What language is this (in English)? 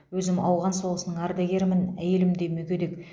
Kazakh